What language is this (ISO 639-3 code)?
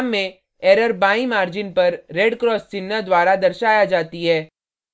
hin